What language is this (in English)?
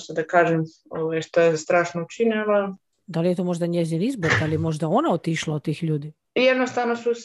Croatian